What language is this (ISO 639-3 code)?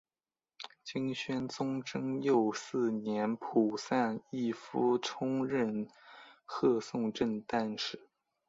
zho